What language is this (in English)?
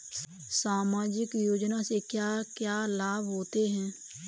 Hindi